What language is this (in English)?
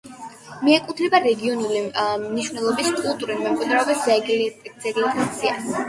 Georgian